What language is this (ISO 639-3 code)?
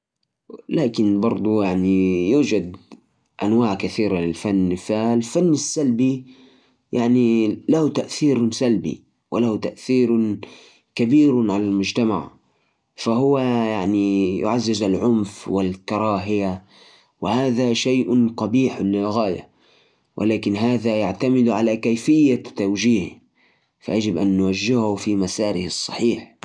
ars